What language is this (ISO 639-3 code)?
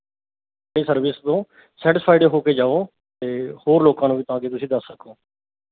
pan